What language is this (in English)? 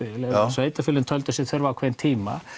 Icelandic